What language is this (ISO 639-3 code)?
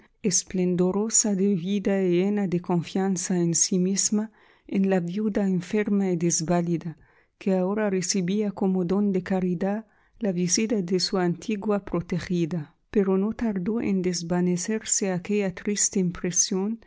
spa